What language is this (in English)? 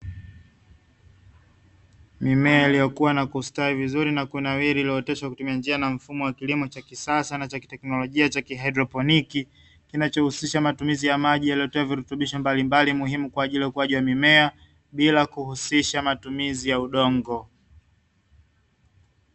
Swahili